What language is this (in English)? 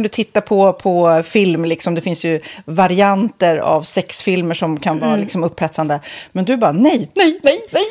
Swedish